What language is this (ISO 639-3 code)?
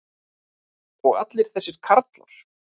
isl